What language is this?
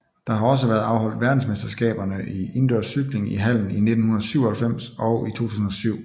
Danish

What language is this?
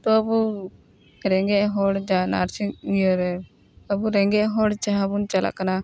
Santali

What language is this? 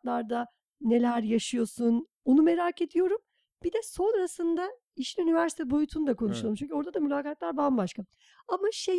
Turkish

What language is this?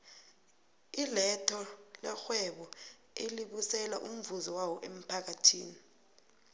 South Ndebele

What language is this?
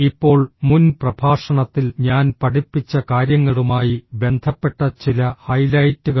Malayalam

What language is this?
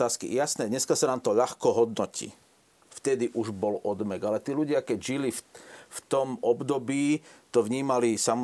Slovak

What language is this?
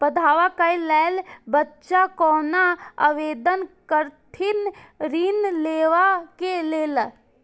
Maithili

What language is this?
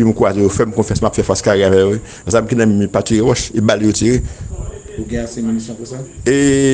French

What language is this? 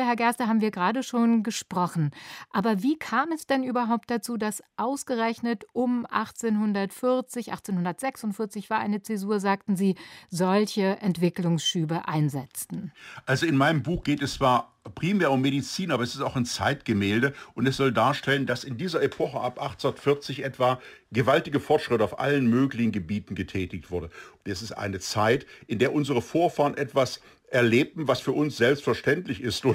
German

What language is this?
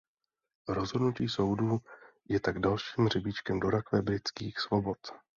Czech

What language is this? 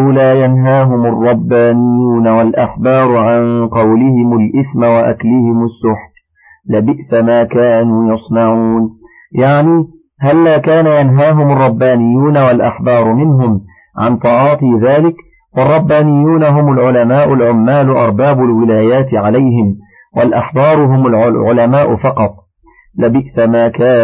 Arabic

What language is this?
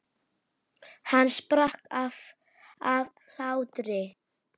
Icelandic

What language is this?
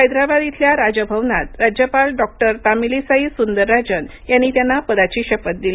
Marathi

